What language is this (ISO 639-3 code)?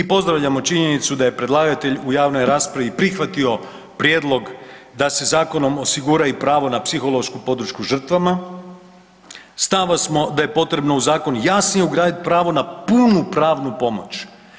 hrv